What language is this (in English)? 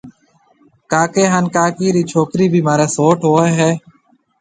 Marwari (Pakistan)